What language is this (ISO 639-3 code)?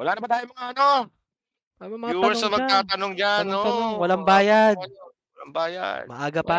fil